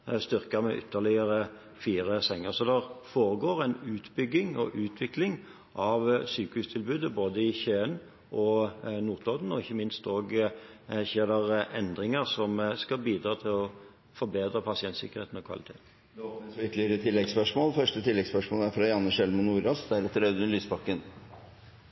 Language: Norwegian Bokmål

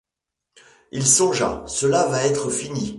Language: French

